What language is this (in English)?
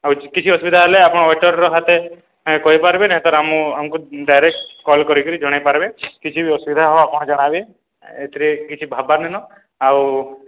Odia